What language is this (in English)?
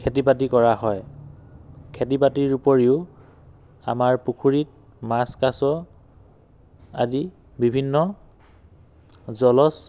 Assamese